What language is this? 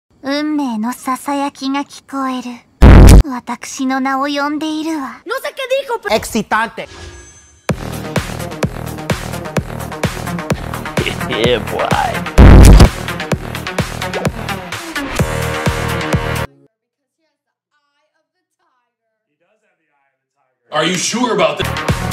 Spanish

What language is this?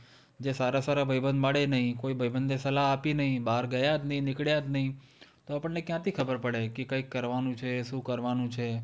Gujarati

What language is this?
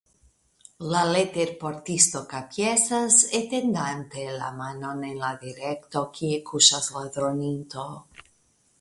Esperanto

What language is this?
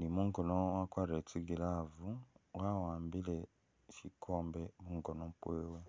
Masaaba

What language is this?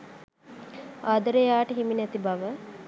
Sinhala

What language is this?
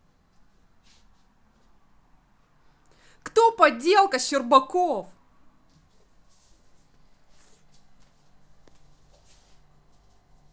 Russian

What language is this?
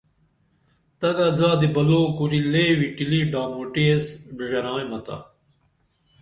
Dameli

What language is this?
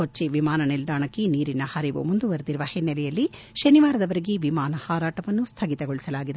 Kannada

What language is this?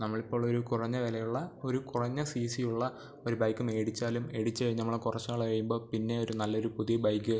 Malayalam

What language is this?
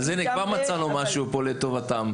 Hebrew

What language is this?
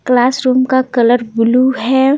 Hindi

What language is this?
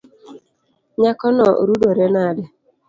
Luo (Kenya and Tanzania)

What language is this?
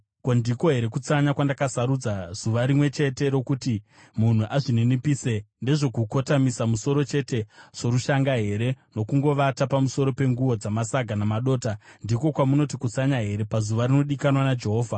Shona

